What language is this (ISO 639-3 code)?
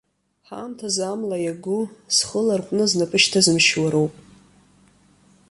abk